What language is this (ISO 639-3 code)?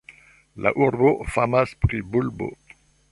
epo